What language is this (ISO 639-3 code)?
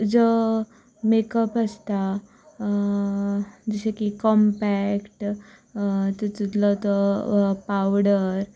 kok